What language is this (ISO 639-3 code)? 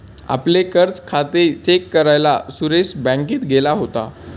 mar